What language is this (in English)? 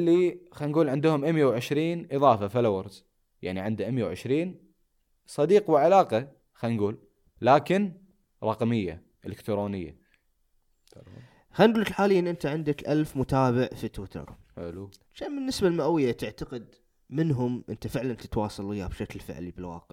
Arabic